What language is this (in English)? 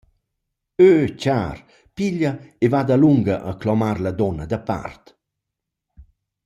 Romansh